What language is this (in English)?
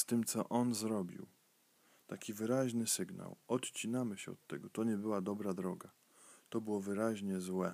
Polish